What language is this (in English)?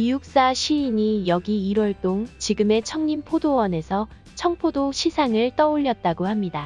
Korean